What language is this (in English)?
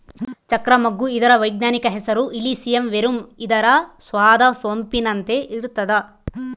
Kannada